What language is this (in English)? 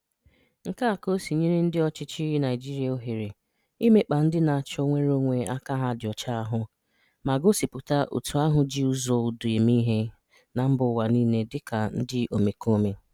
Igbo